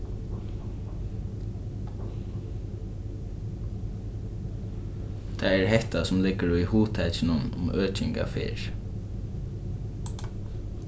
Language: Faroese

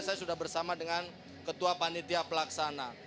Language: Indonesian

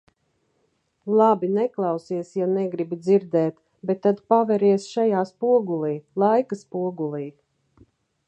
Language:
Latvian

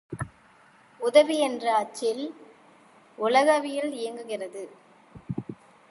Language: Tamil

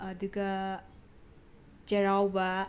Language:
Manipuri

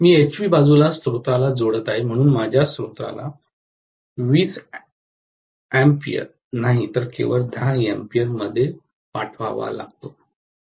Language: Marathi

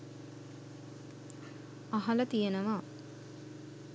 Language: Sinhala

